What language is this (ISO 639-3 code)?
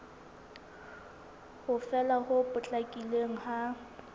sot